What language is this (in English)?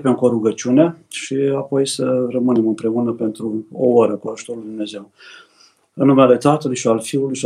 Romanian